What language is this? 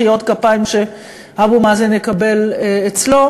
Hebrew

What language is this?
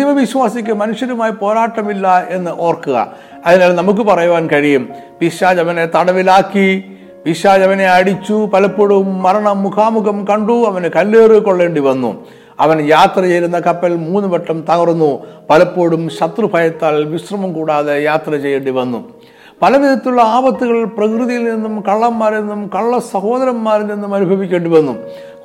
Malayalam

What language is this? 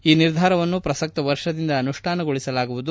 Kannada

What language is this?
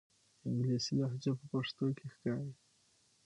Pashto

